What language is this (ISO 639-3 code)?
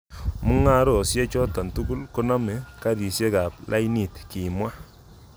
kln